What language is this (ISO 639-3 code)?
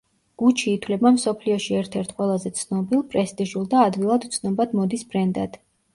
kat